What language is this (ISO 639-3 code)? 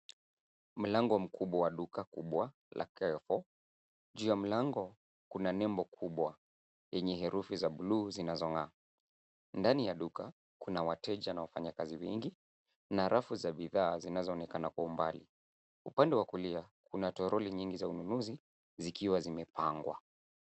swa